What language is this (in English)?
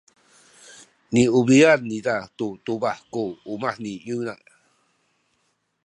Sakizaya